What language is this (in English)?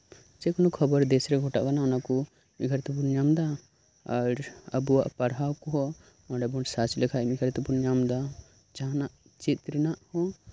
Santali